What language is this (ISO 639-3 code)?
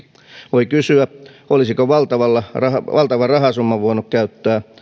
fin